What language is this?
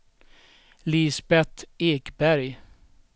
Swedish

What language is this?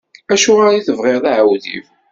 Kabyle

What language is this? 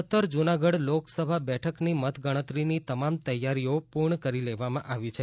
Gujarati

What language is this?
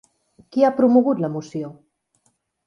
Catalan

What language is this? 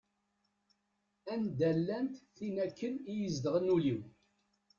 Kabyle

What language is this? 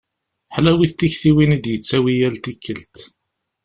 Kabyle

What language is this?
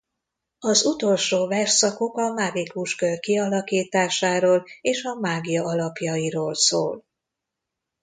Hungarian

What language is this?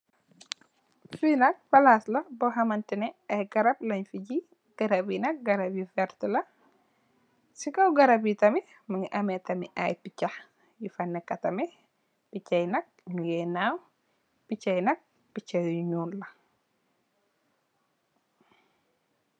Wolof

